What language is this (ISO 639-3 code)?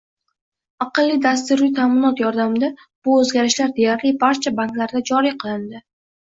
uzb